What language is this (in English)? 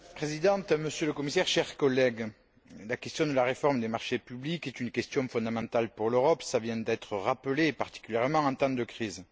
French